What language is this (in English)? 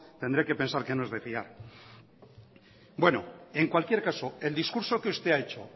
Spanish